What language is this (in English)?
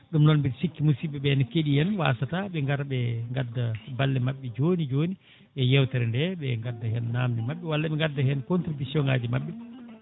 Fula